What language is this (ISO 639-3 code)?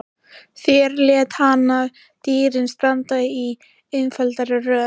isl